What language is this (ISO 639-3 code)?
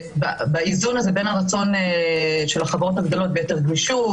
heb